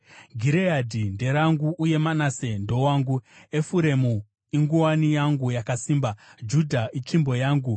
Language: Shona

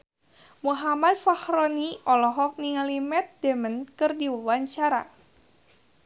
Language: Sundanese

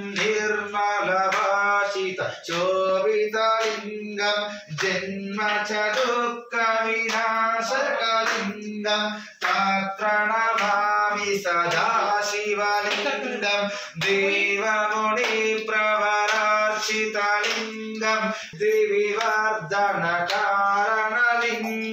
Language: Hindi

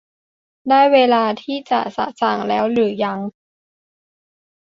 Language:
Thai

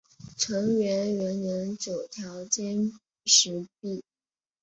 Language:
Chinese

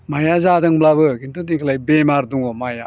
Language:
Bodo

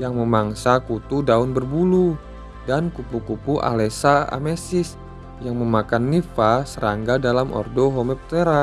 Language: Indonesian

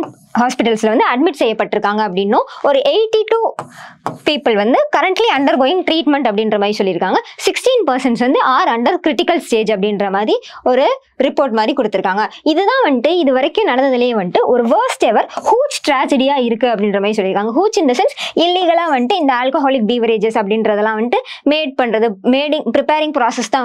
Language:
Tamil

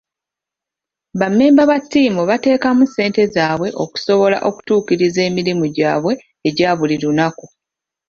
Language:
Ganda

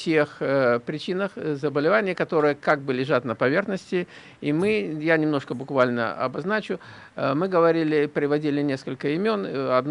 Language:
Russian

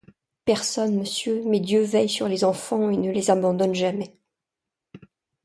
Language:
French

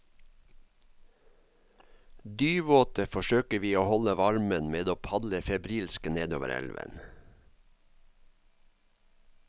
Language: Norwegian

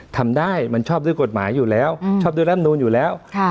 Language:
Thai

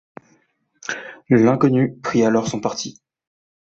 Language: French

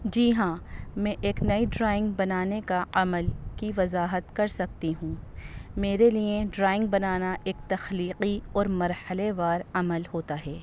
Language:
Urdu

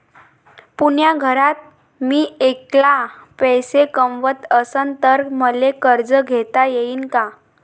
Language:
Marathi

